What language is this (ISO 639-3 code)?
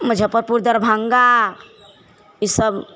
mai